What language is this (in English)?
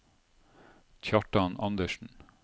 Norwegian